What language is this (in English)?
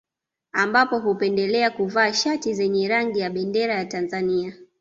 Swahili